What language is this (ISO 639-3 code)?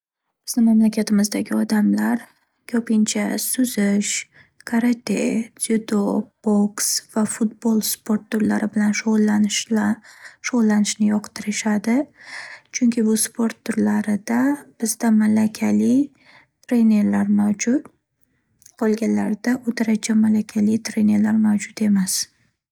uzb